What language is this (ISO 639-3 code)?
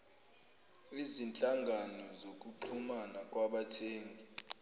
zul